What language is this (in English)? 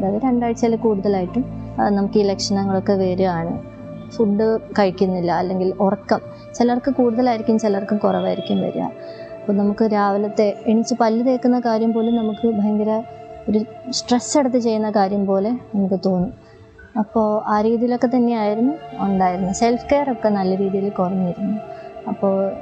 Malayalam